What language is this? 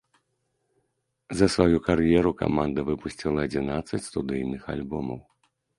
Belarusian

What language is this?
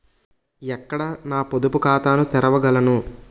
Telugu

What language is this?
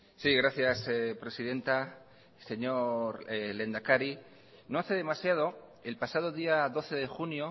Spanish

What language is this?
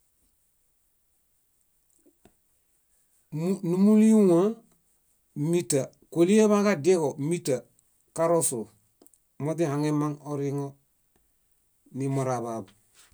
Bayot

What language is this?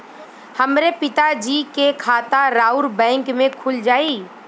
Bhojpuri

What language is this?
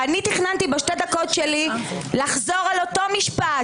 Hebrew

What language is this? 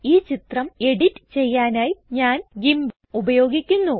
Malayalam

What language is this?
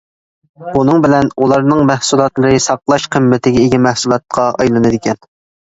Uyghur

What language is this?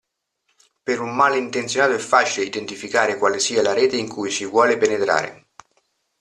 Italian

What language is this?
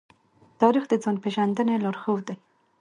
Pashto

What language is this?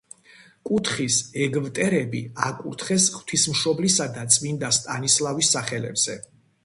Georgian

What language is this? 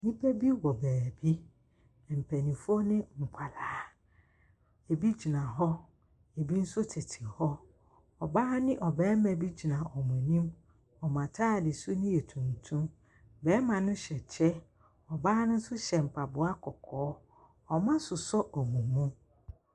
Akan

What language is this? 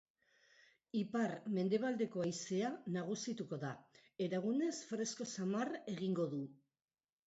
Basque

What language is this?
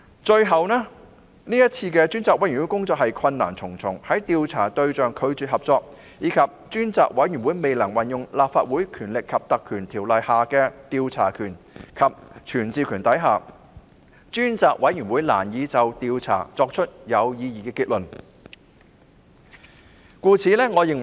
Cantonese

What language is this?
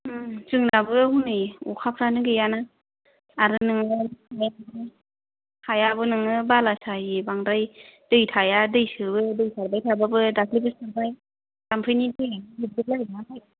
Bodo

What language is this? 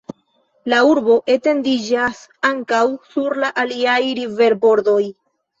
Esperanto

